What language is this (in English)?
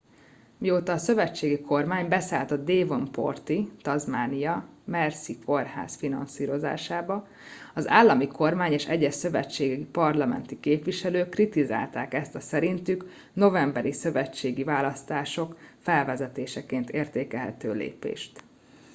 Hungarian